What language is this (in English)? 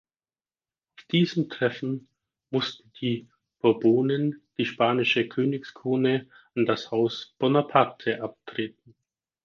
German